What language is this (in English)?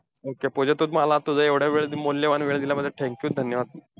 Marathi